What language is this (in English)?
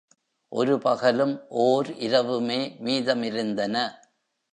Tamil